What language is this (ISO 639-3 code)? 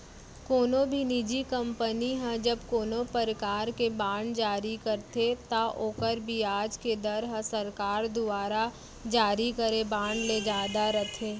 hne